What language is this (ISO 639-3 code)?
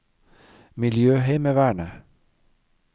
nor